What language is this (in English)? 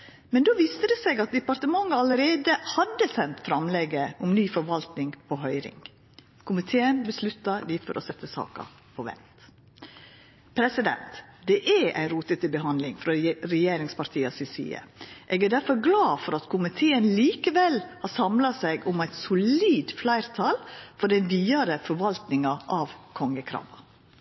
Norwegian Nynorsk